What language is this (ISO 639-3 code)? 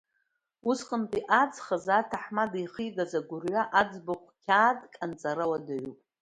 abk